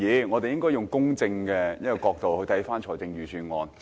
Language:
Cantonese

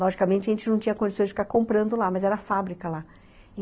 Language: Portuguese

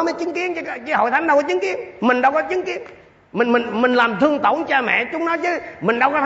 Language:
Vietnamese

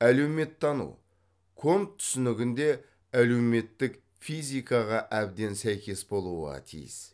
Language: Kazakh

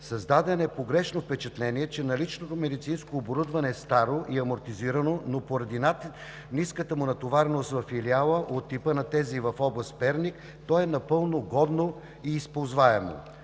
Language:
Bulgarian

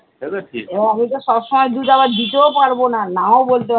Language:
Bangla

